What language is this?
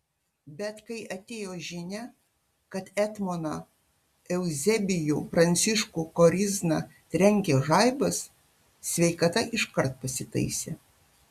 Lithuanian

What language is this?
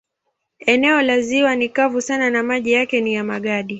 Swahili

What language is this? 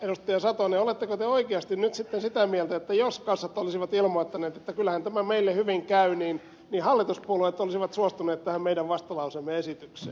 Finnish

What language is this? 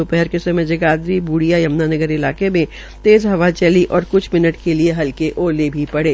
Hindi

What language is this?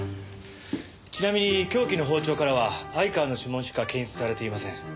Japanese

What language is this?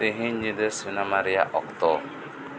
Santali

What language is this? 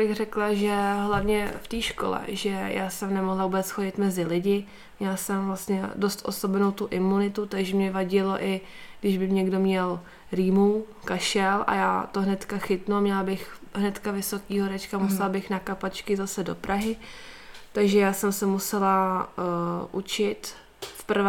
Czech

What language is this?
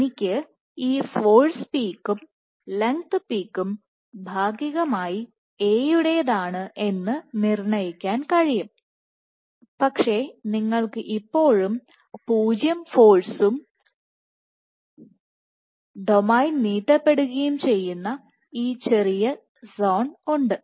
Malayalam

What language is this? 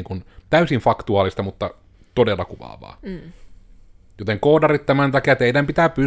Finnish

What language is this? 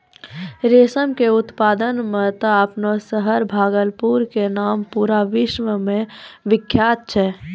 Maithili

